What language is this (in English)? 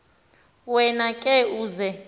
Xhosa